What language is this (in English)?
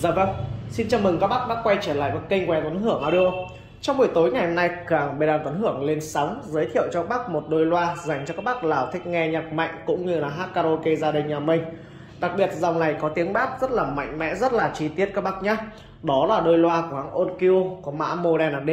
Vietnamese